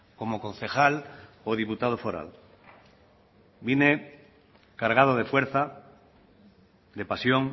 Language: Spanish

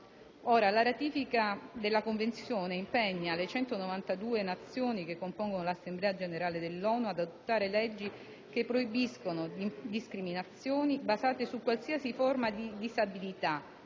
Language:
Italian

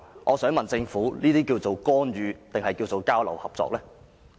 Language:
Cantonese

